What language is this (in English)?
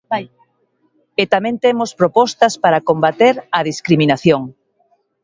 Galician